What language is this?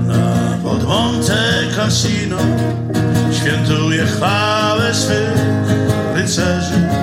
Polish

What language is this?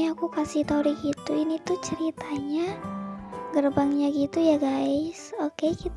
Indonesian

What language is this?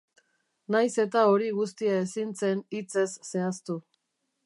Basque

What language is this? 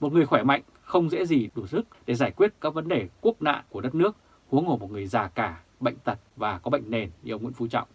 Vietnamese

